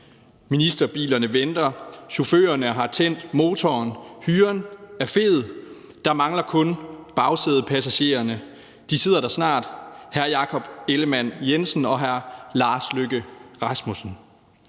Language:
Danish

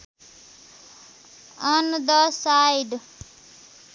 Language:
Nepali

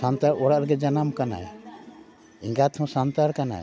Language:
Santali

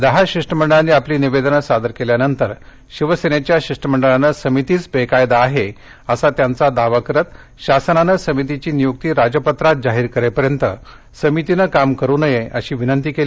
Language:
Marathi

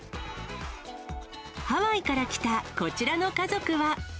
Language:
Japanese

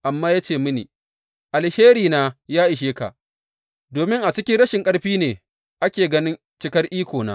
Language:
Hausa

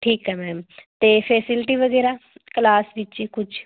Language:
Punjabi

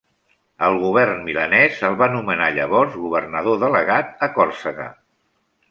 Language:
Catalan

